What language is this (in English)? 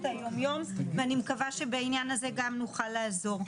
Hebrew